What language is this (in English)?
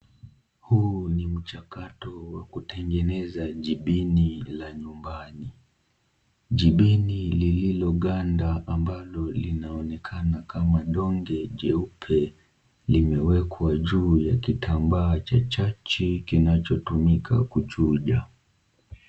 Swahili